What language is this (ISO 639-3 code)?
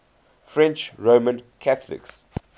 eng